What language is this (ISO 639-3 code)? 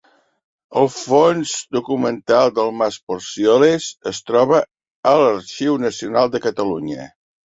cat